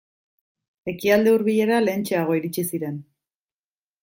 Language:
Basque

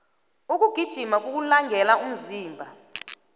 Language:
South Ndebele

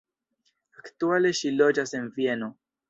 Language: Esperanto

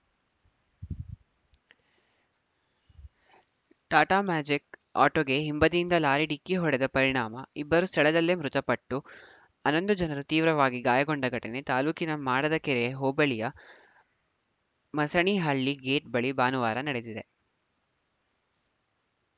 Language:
Kannada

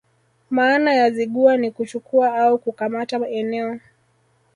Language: Swahili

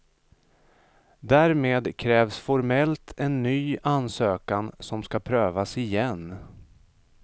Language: Swedish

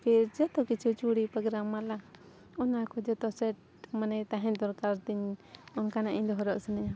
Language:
Santali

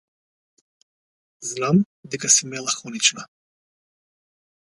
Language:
Macedonian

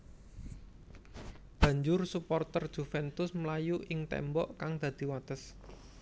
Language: Javanese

